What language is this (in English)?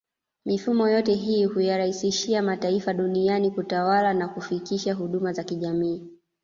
Swahili